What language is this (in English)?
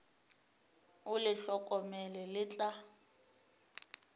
Northern Sotho